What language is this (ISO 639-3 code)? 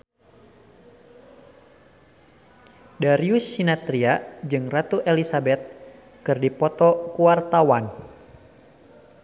sun